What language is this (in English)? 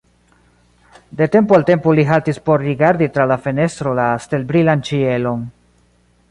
Esperanto